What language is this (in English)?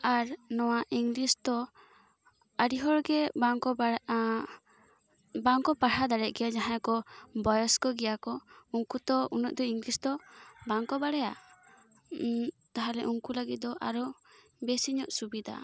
Santali